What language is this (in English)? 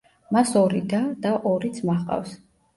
Georgian